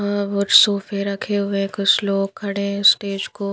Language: Hindi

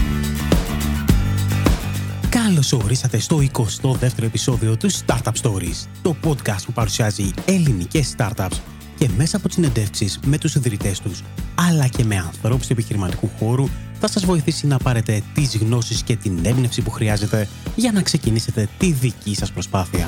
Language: Greek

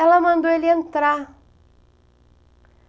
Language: Portuguese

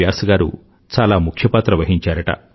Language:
Telugu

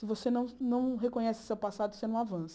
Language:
Portuguese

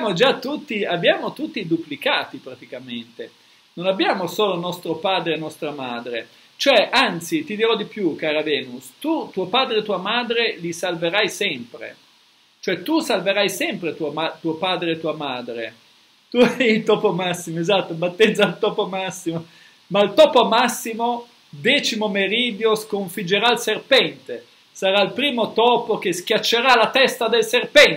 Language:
Italian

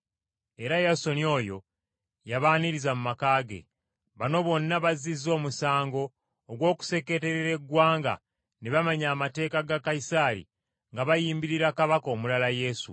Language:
Ganda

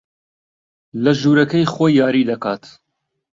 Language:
Central Kurdish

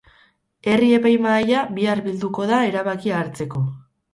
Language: Basque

